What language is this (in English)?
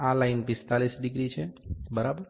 Gujarati